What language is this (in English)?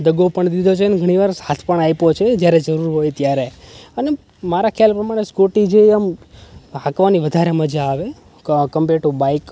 Gujarati